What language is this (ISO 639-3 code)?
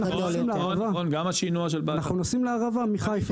heb